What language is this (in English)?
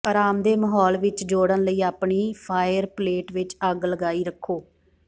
Punjabi